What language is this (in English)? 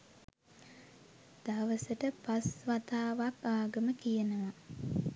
Sinhala